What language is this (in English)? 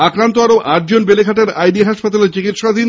Bangla